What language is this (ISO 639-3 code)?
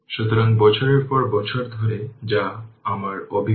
ben